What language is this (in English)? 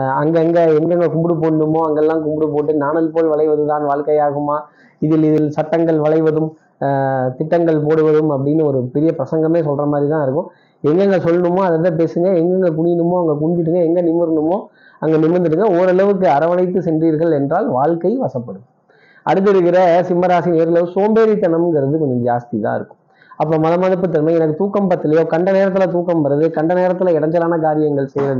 Tamil